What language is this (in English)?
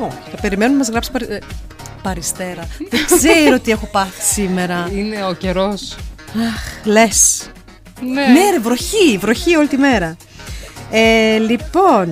Greek